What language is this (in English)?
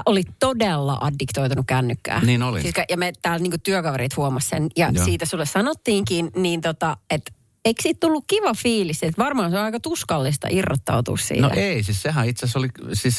Finnish